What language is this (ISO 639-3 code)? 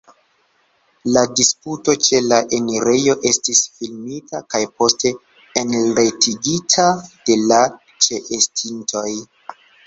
epo